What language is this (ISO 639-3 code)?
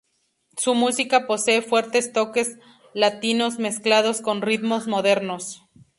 spa